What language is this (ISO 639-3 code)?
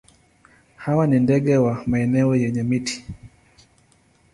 swa